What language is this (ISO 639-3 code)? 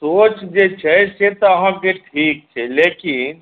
mai